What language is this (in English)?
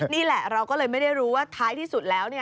Thai